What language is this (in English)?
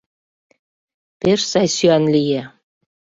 Mari